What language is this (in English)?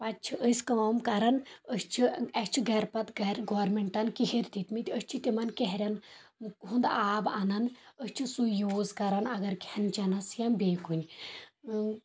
Kashmiri